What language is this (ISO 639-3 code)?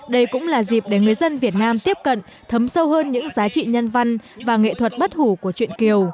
vie